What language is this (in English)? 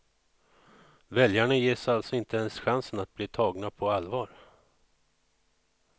Swedish